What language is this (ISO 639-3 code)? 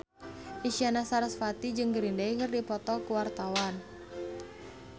sun